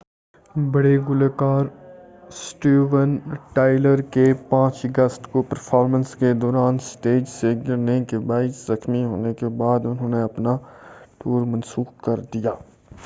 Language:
Urdu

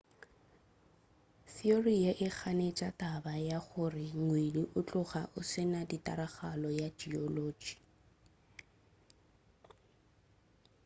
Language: Northern Sotho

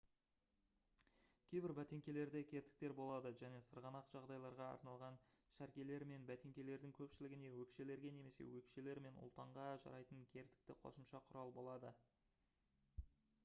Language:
Kazakh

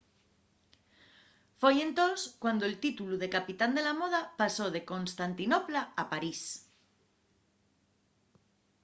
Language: Asturian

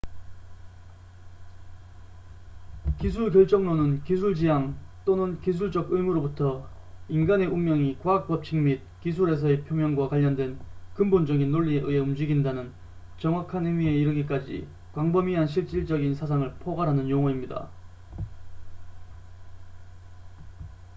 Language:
Korean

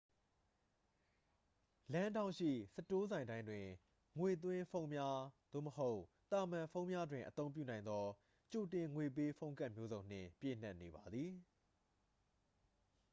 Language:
Burmese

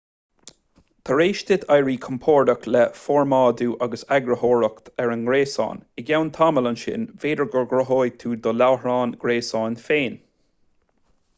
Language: Irish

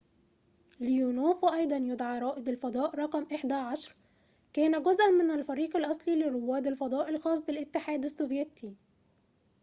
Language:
Arabic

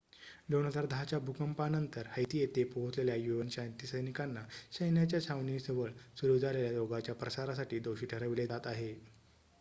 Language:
Marathi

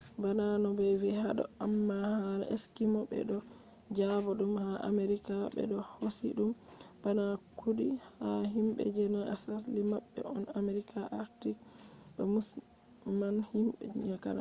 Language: Fula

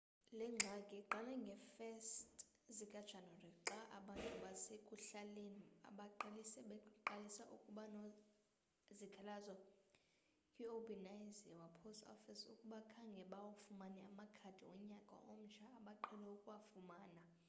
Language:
Xhosa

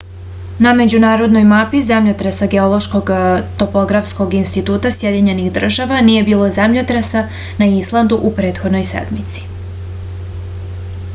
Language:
Serbian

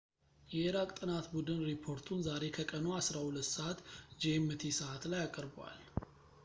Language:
Amharic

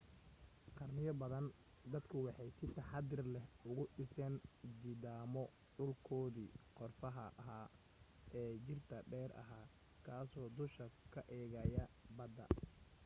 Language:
Somali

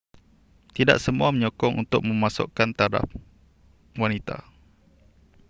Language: Malay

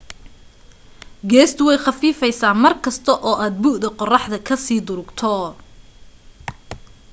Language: Somali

